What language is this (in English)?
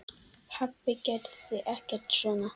Icelandic